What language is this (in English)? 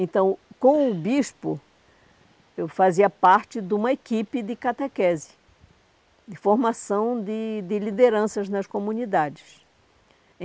Portuguese